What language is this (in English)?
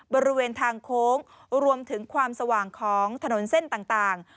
Thai